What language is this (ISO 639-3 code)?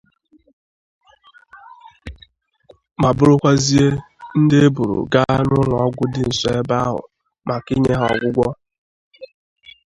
ibo